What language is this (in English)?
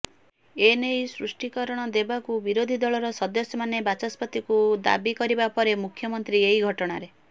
Odia